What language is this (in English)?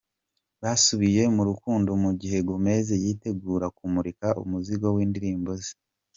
Kinyarwanda